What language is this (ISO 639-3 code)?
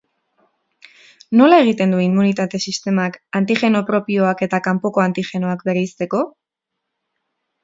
eus